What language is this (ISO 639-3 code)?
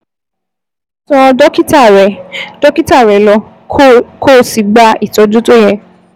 yor